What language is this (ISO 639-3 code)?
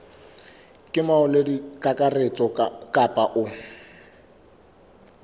sot